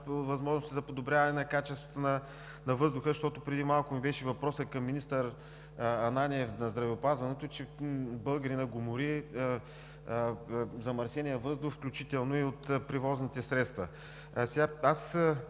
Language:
Bulgarian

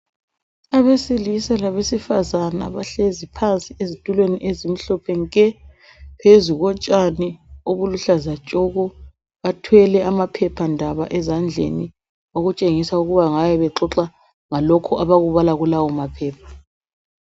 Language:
North Ndebele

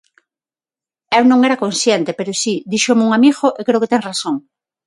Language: Galician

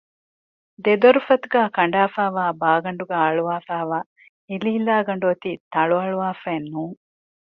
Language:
Divehi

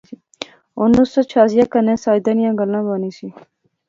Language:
Pahari-Potwari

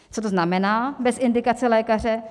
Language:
Czech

